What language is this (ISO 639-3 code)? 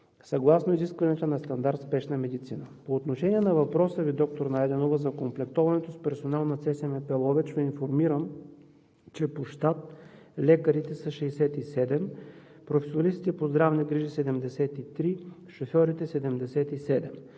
bul